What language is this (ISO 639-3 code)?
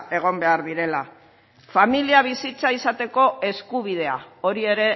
eus